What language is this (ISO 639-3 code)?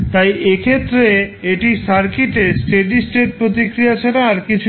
ben